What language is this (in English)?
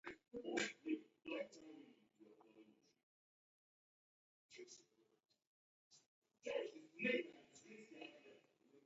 Taita